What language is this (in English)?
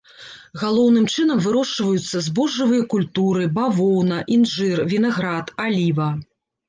Belarusian